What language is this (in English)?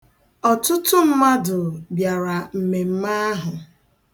Igbo